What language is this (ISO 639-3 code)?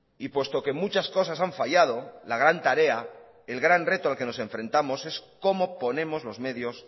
spa